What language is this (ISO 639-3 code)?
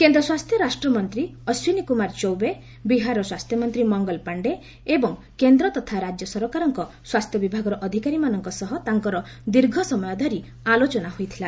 ori